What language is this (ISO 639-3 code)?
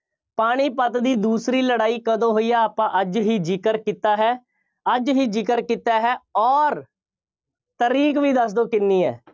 pan